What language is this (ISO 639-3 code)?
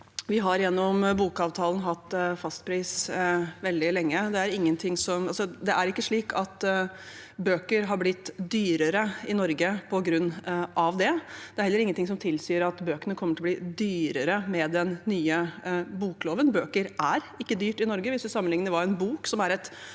nor